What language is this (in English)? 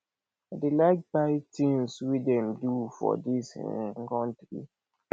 Nigerian Pidgin